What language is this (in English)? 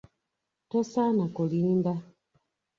Ganda